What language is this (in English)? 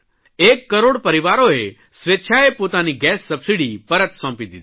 Gujarati